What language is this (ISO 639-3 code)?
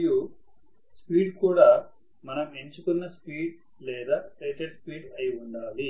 tel